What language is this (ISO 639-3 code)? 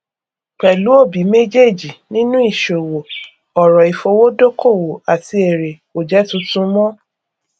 yor